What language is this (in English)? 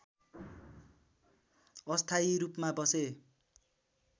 Nepali